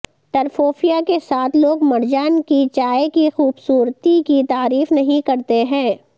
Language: Urdu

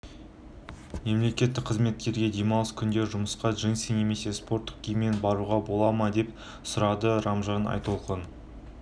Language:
Kazakh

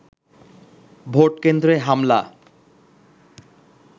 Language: Bangla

